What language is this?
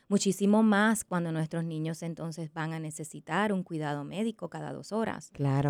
Spanish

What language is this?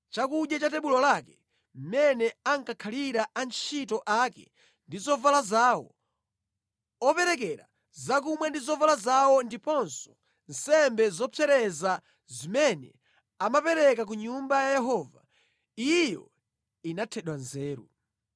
Nyanja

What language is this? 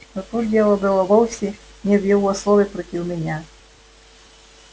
Russian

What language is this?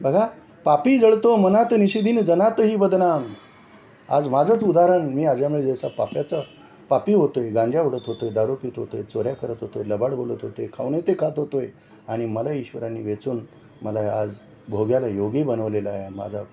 Marathi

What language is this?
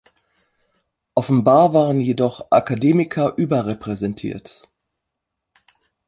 German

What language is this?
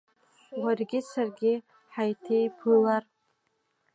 Abkhazian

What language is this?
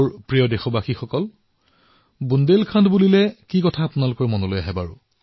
Assamese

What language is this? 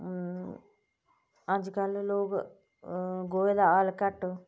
Dogri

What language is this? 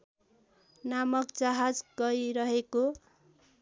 Nepali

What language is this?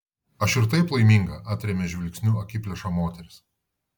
Lithuanian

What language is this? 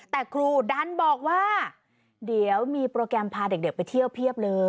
Thai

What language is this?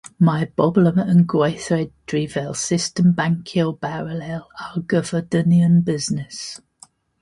Welsh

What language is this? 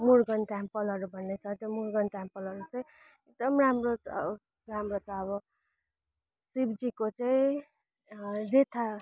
Nepali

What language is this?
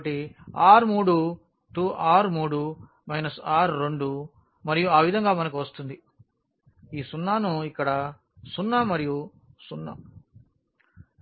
Telugu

